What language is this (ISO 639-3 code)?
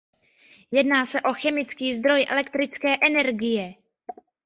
ces